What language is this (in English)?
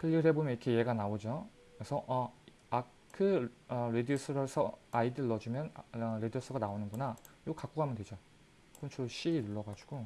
Korean